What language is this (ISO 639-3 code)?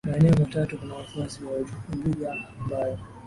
swa